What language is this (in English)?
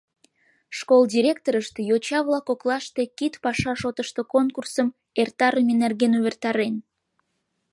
Mari